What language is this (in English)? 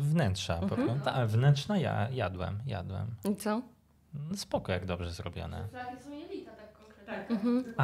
Polish